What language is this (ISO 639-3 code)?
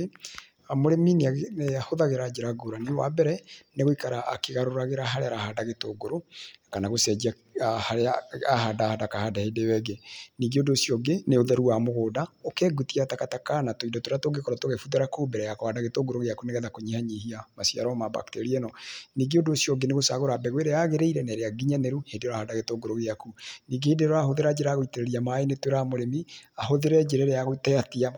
kik